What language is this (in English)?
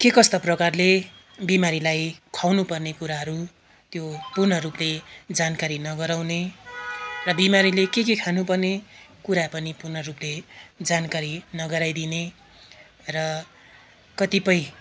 Nepali